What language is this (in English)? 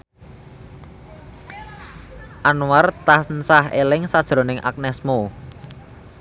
Javanese